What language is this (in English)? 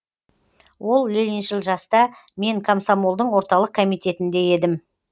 Kazakh